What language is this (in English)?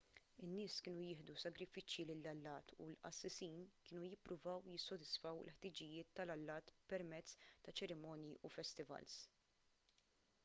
Maltese